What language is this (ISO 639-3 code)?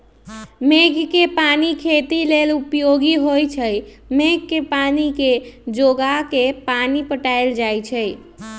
mag